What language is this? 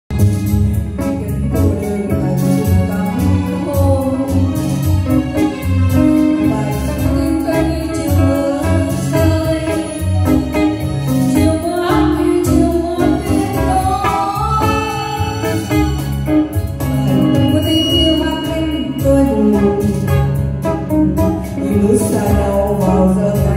Thai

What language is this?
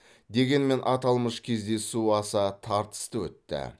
Kazakh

